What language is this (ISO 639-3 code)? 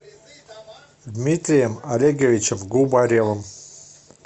rus